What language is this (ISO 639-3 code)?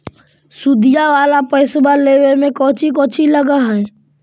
mag